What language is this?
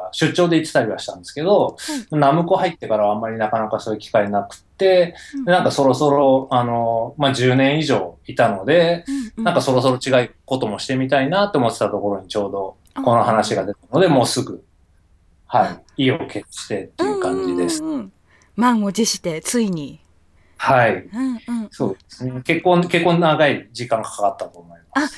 Japanese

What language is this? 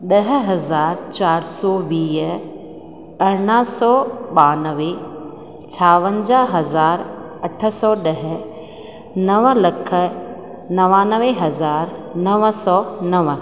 Sindhi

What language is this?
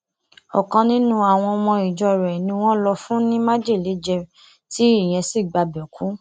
Yoruba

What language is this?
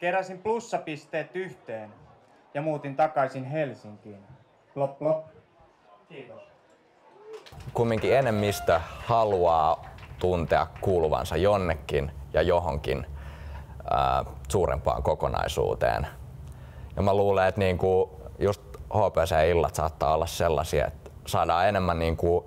Finnish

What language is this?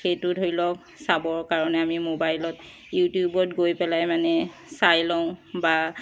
Assamese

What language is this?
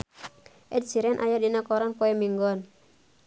Sundanese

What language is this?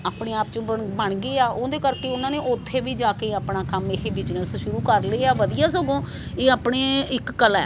Punjabi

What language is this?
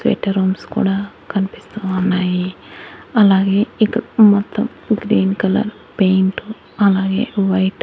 Telugu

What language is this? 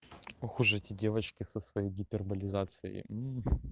Russian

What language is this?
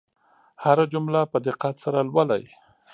Pashto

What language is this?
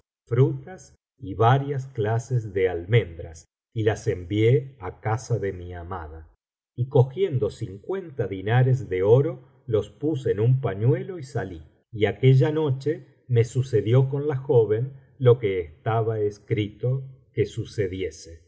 Spanish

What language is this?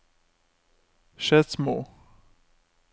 Norwegian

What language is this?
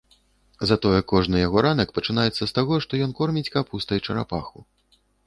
Belarusian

